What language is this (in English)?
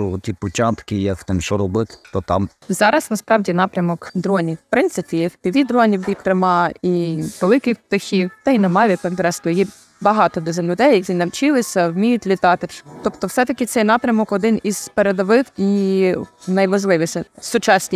Ukrainian